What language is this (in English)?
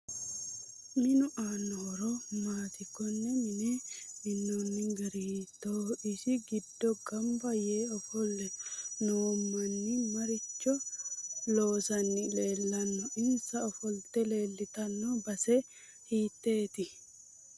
Sidamo